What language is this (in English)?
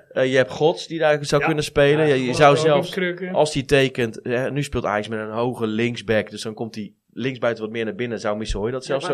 Dutch